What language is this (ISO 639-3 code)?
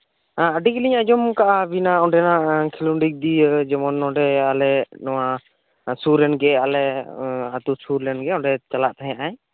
sat